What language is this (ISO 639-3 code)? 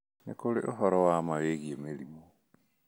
kik